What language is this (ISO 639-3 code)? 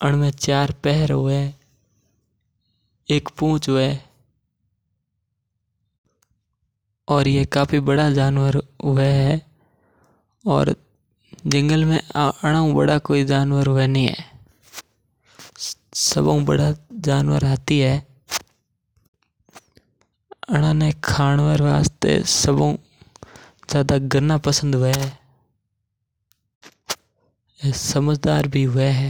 mtr